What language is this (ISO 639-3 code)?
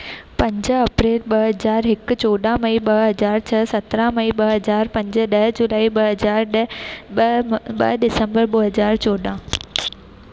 snd